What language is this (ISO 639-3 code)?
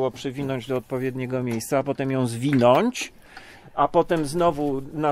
pol